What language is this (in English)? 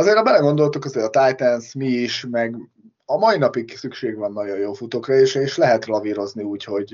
Hungarian